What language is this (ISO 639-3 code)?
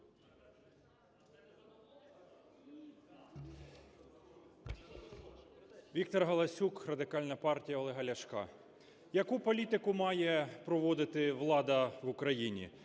ukr